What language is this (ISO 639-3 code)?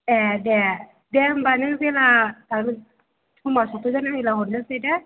brx